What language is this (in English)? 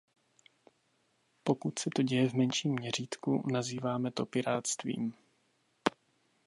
Czech